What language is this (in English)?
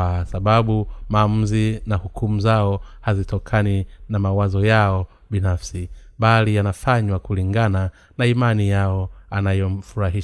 Swahili